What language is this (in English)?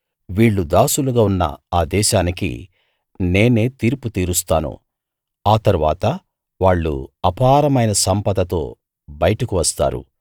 Telugu